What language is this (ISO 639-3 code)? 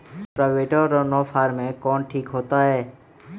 mag